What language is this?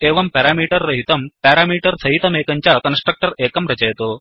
Sanskrit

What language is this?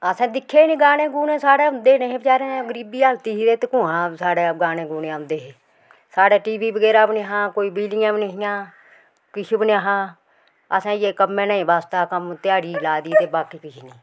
Dogri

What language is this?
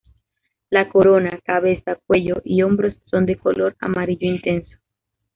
Spanish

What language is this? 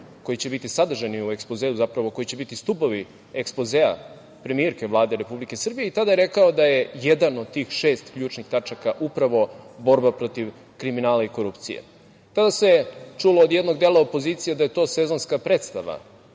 Serbian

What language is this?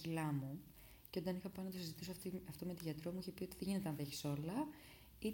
Greek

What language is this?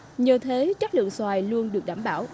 Vietnamese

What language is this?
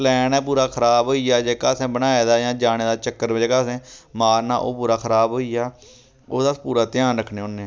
Dogri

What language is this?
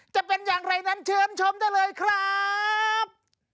Thai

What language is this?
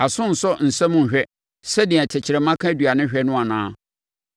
Akan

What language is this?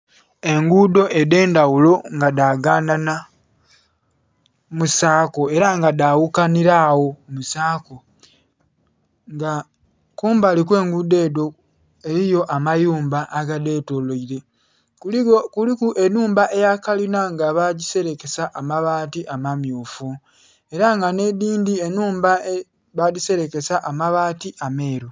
Soga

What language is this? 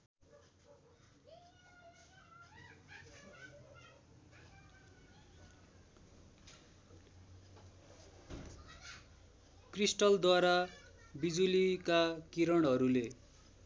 Nepali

